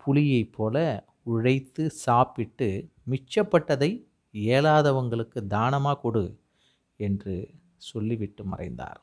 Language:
Tamil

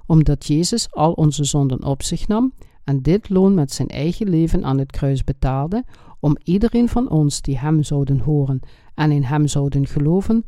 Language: Dutch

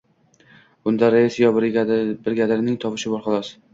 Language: Uzbek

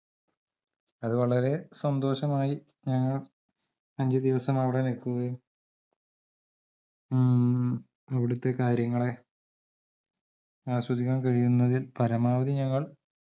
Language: Malayalam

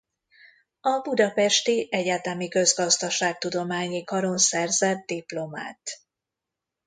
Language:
Hungarian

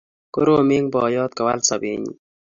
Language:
Kalenjin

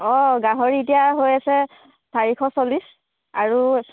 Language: Assamese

